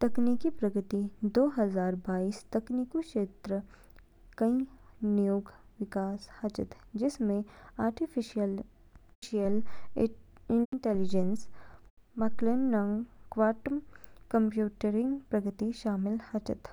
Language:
Kinnauri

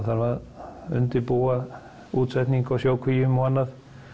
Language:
Icelandic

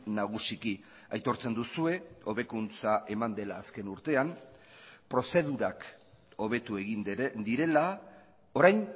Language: Basque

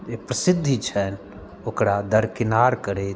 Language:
Maithili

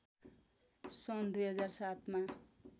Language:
Nepali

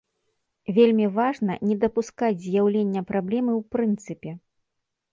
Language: Belarusian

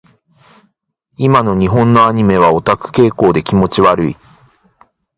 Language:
Japanese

